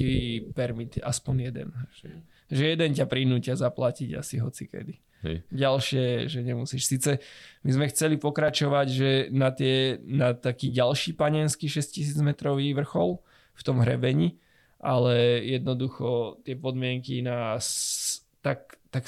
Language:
Slovak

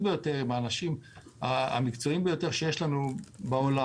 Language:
Hebrew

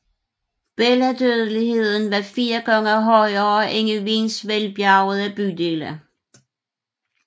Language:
Danish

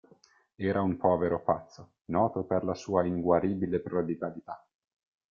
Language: Italian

